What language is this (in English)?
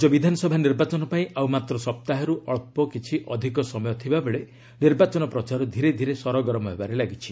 Odia